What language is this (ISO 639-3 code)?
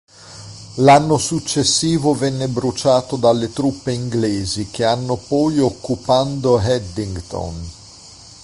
ita